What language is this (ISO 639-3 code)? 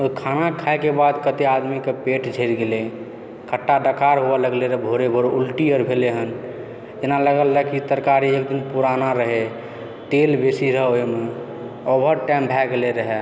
mai